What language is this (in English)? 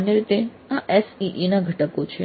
Gujarati